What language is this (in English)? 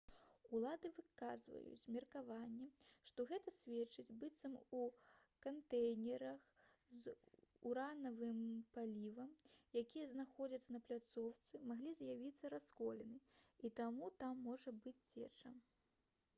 Belarusian